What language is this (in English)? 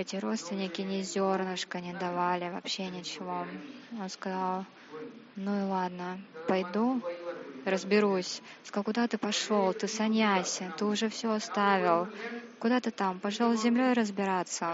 Russian